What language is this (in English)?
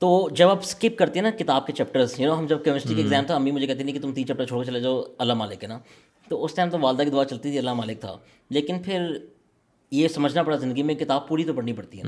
Urdu